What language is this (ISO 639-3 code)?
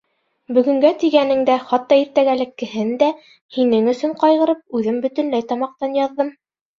bak